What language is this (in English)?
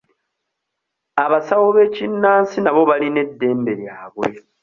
Ganda